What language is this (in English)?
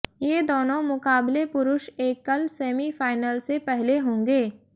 Hindi